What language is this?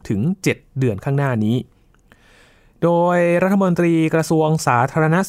Thai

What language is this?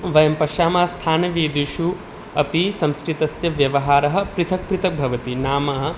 Sanskrit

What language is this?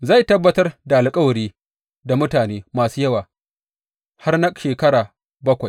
Hausa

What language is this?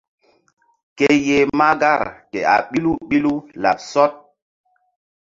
Mbum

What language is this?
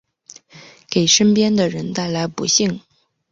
Chinese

